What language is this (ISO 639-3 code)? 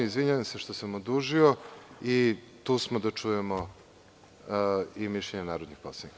srp